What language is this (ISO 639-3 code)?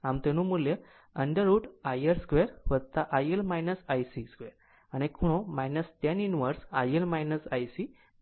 guj